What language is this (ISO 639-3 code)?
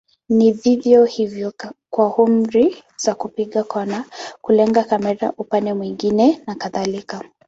swa